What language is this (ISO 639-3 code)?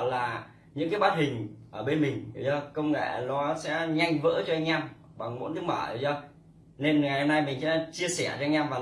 vie